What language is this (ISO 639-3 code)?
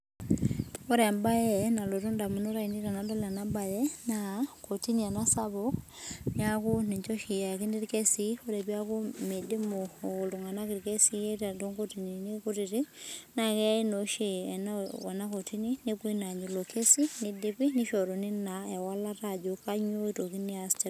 mas